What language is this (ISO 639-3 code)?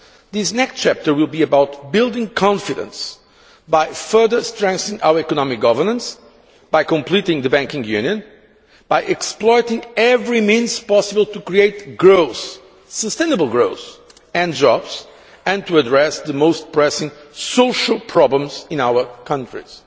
eng